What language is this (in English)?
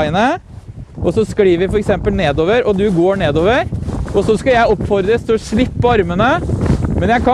Norwegian